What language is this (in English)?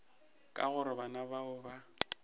Northern Sotho